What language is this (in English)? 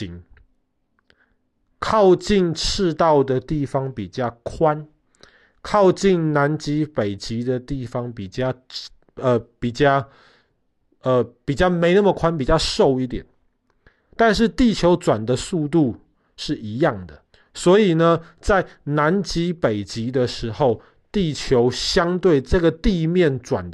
Chinese